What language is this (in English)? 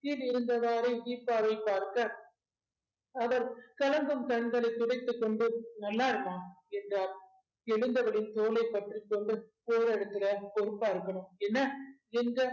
Tamil